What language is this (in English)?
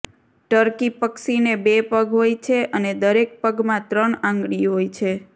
Gujarati